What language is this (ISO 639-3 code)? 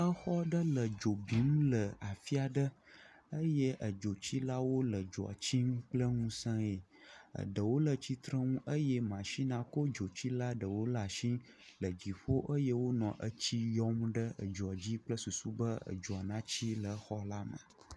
ewe